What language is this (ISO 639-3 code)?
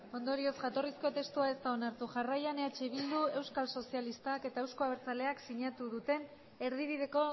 eus